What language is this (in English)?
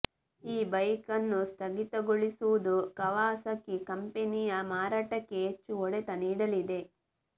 Kannada